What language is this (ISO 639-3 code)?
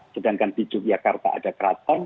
ind